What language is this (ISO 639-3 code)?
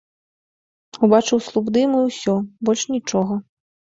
bel